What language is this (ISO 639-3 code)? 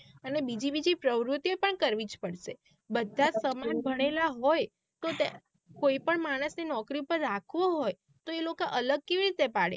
guj